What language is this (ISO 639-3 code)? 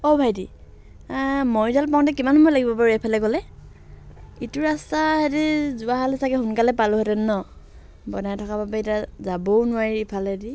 asm